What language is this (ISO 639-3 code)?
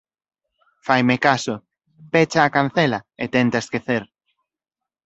glg